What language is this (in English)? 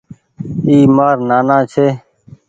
Goaria